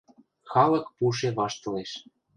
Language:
Western Mari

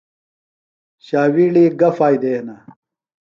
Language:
Phalura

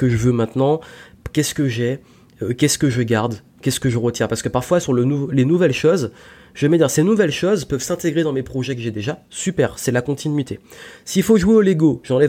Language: French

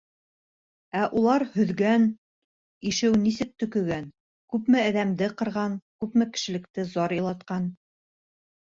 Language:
Bashkir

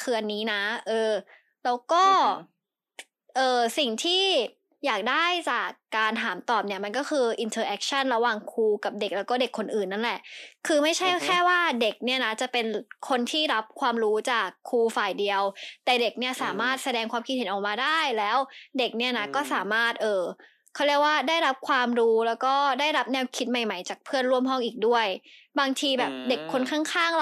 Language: Thai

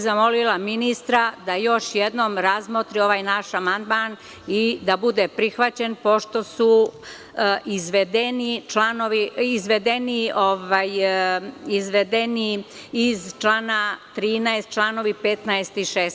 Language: Serbian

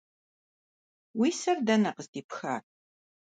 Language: Kabardian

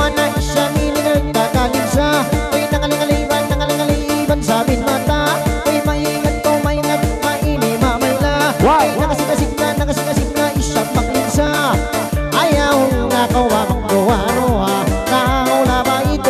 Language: Thai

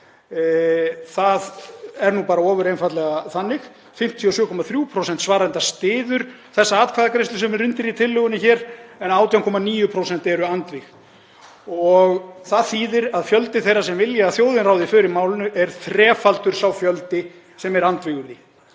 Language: Icelandic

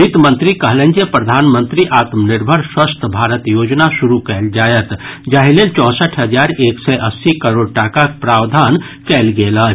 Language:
Maithili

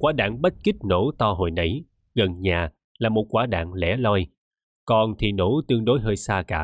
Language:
Vietnamese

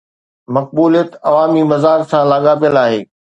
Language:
Sindhi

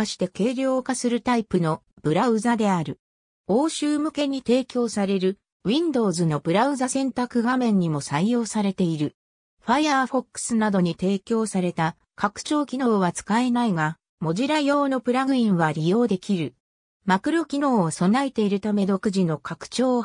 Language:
Japanese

